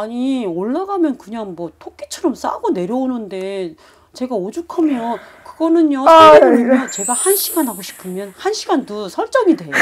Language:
Korean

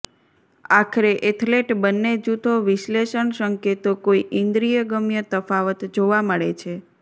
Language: Gujarati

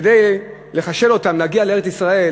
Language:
Hebrew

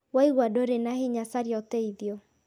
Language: Kikuyu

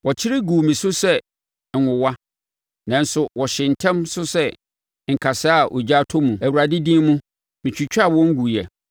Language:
Akan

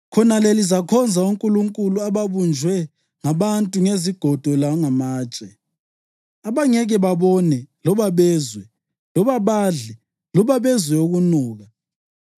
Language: North Ndebele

